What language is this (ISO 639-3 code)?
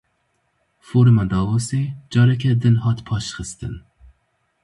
kur